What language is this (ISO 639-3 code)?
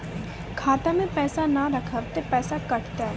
mai